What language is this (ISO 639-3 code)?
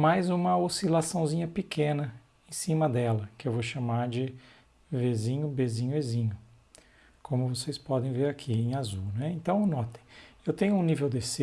por